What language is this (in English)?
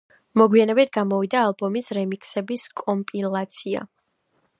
Georgian